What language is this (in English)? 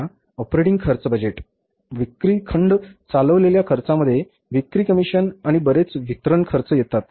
Marathi